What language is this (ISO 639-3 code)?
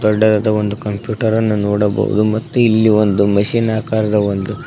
kan